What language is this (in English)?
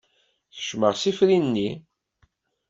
Kabyle